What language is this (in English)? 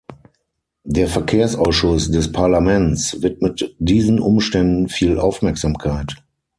German